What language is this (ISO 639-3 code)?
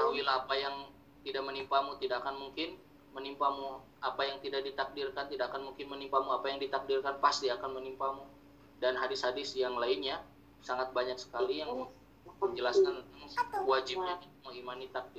ind